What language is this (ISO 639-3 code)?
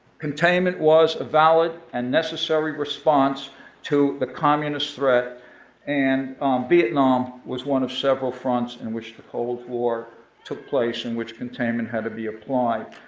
eng